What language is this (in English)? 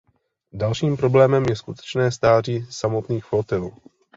Czech